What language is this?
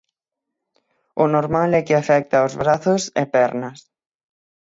Galician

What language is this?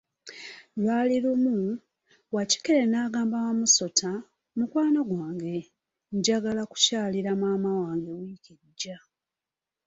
Ganda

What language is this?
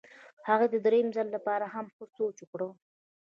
Pashto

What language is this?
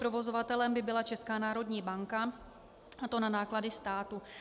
Czech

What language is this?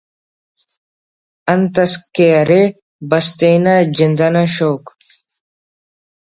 Brahui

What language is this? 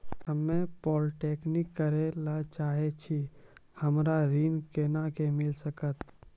Maithili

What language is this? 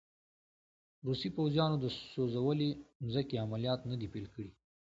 Pashto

